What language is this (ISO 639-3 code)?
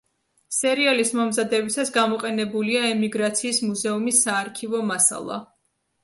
kat